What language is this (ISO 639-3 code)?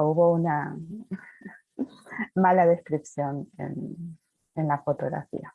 spa